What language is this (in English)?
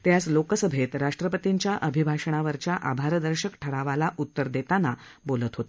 Marathi